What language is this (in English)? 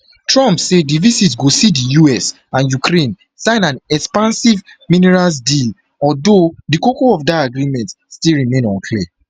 Nigerian Pidgin